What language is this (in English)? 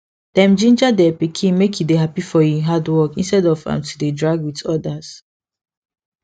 Nigerian Pidgin